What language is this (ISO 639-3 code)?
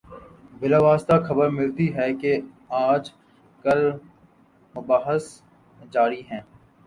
urd